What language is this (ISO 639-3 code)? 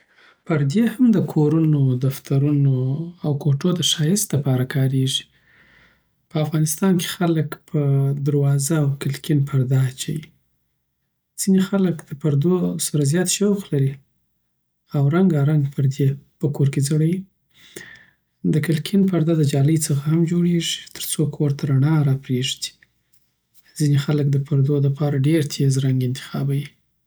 pbt